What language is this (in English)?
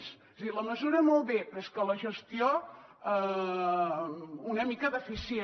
Catalan